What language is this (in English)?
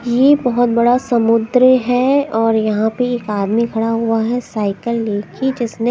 Hindi